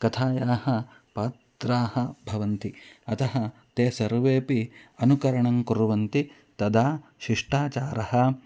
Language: Sanskrit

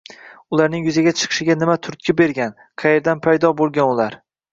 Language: Uzbek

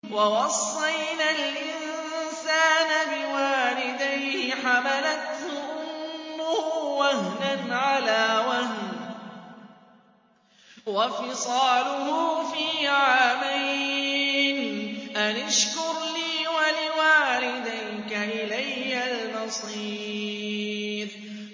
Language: Arabic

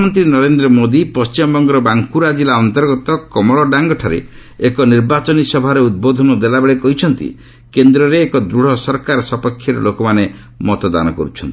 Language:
Odia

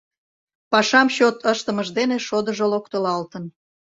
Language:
Mari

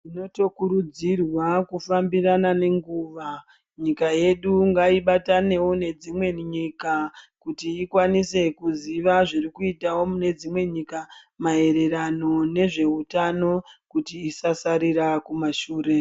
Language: Ndau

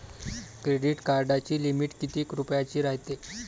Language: Marathi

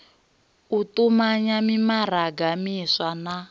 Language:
Venda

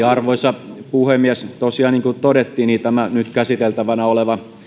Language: Finnish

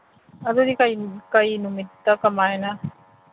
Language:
Manipuri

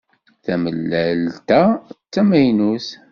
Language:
Kabyle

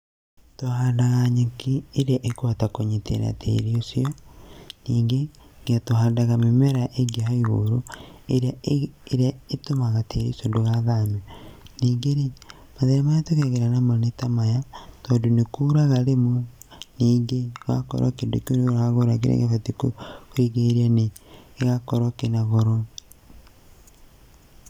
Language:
Kikuyu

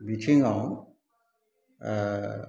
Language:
Bodo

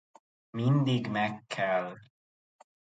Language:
Hungarian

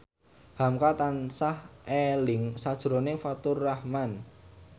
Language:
Javanese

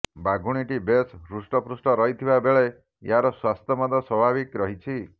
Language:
Odia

